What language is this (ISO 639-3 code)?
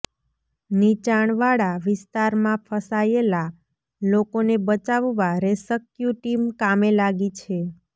guj